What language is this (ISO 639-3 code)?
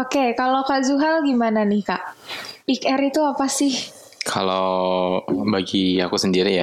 ind